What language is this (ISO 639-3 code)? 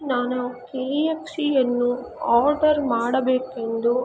kan